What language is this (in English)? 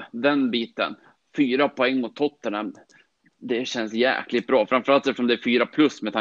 Swedish